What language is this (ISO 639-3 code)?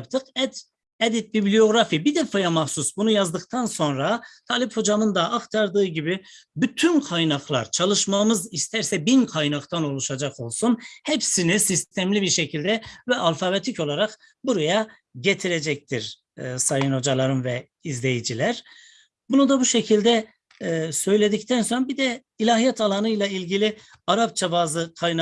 tur